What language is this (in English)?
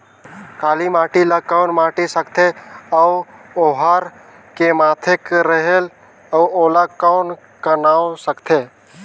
Chhattisgarhi